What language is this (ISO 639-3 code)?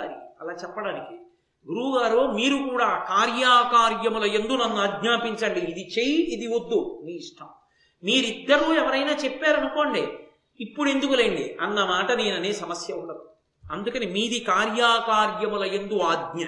tel